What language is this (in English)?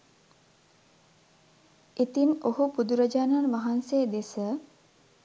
Sinhala